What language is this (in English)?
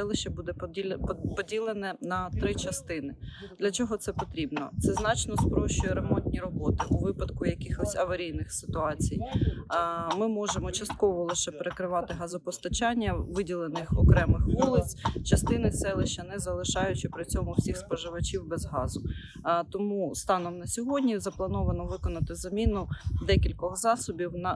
Ukrainian